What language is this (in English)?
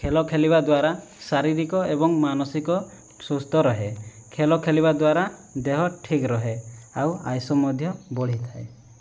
Odia